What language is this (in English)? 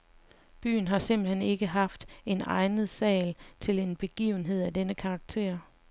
Danish